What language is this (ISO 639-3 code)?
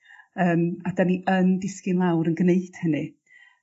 cym